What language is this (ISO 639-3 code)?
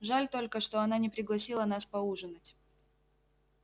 rus